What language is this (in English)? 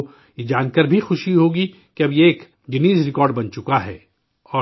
Urdu